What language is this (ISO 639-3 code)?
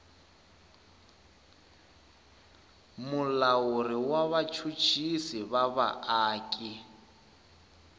tso